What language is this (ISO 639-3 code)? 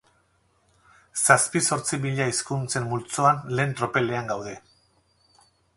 eus